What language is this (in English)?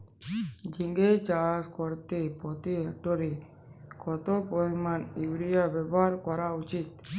Bangla